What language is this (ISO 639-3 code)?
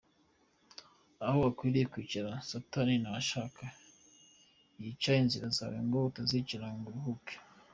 kin